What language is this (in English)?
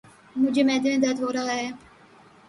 Urdu